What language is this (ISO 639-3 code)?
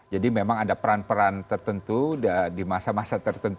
ind